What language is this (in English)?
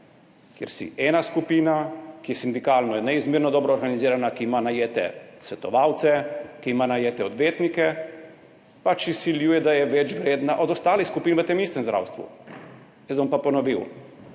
Slovenian